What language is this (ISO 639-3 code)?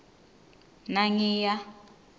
ssw